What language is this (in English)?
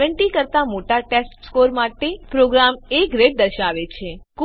Gujarati